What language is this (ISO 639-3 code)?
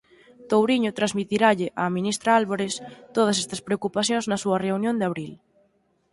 glg